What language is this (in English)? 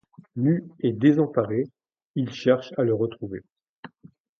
French